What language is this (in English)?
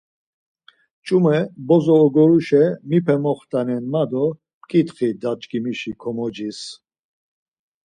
Laz